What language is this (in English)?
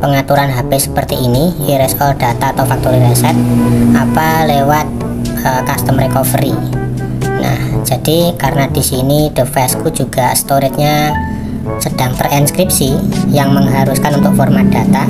Indonesian